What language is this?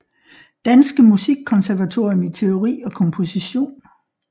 Danish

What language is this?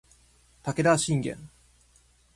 Japanese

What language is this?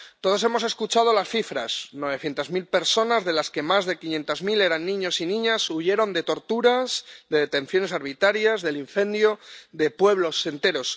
Spanish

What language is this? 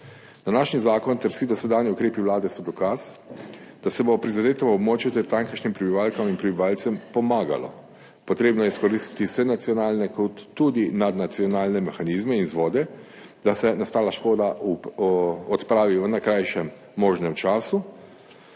Slovenian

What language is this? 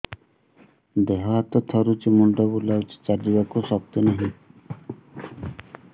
Odia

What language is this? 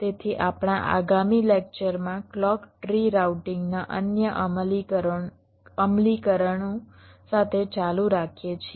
Gujarati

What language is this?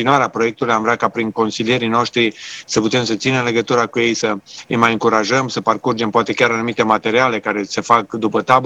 Romanian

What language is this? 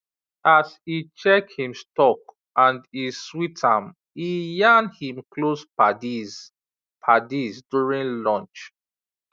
Nigerian Pidgin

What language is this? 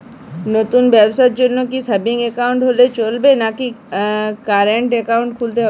Bangla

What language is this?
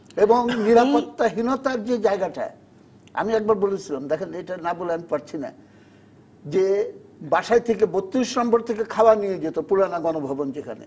Bangla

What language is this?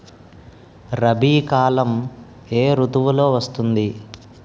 Telugu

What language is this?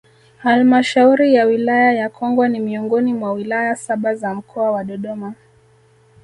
Swahili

